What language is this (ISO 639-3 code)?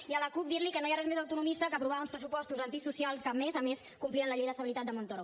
cat